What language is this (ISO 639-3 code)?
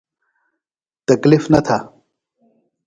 phl